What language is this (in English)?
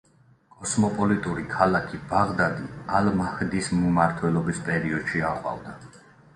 Georgian